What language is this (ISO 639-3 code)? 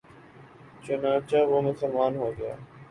urd